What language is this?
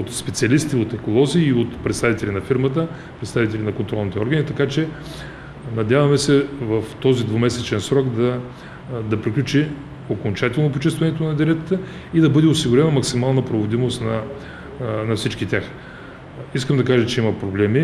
Bulgarian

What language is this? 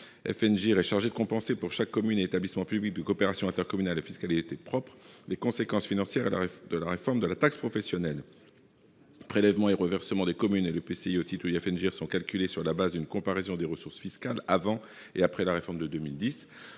French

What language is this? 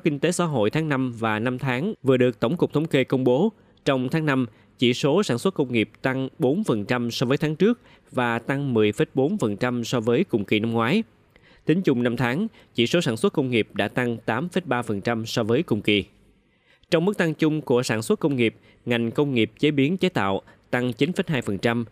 Vietnamese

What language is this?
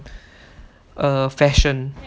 English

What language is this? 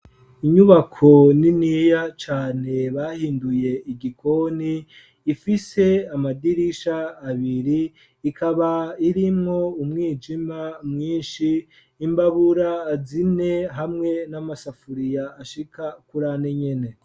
Rundi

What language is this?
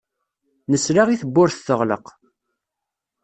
Kabyle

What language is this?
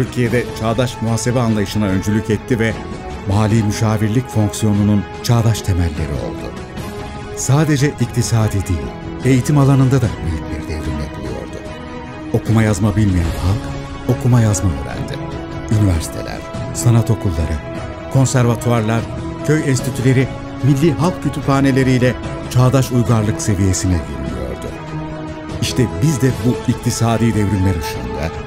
Turkish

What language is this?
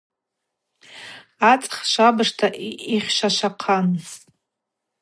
Abaza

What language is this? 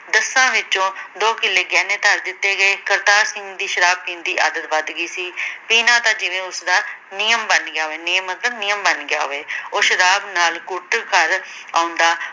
Punjabi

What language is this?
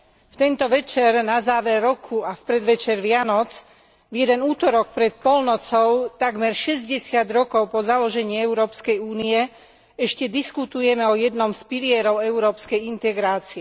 Slovak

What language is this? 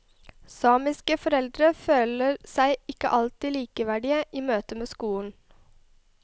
Norwegian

